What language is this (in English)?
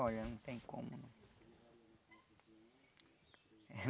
Portuguese